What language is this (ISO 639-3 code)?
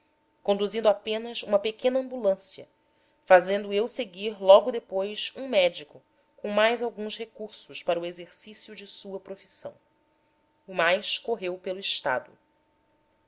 por